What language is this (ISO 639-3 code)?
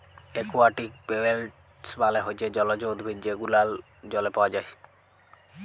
ben